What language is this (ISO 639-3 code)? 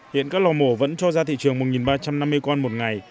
vie